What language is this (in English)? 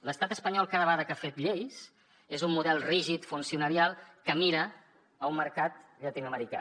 Catalan